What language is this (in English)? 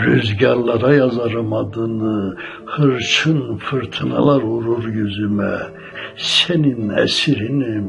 Turkish